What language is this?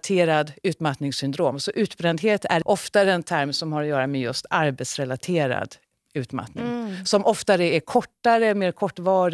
Swedish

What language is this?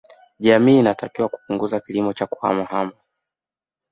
Swahili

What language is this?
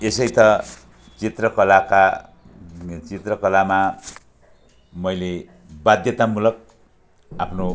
Nepali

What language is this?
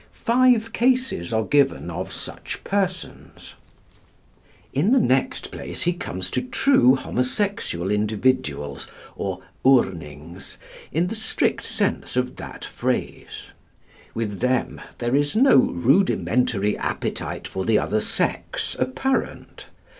English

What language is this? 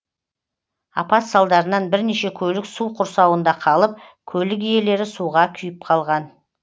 Kazakh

